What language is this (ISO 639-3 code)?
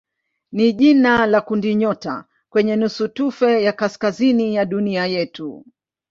swa